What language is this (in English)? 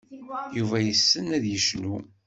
Kabyle